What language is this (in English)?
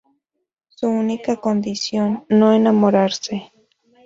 Spanish